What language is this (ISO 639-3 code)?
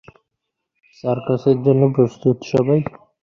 ben